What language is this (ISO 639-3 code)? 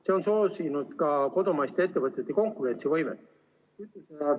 est